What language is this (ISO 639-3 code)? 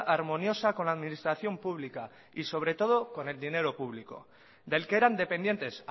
spa